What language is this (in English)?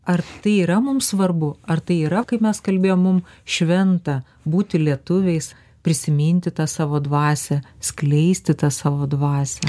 Lithuanian